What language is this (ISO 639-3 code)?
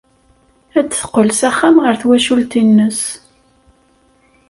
kab